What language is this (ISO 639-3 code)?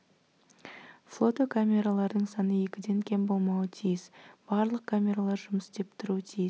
kaz